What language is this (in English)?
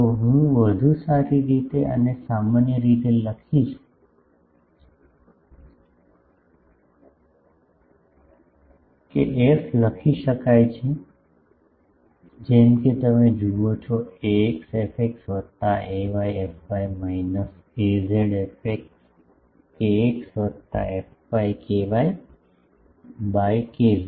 Gujarati